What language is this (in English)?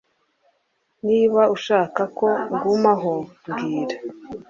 Kinyarwanda